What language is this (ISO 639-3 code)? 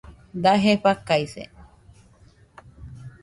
hux